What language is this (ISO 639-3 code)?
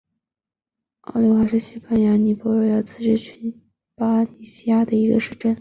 zho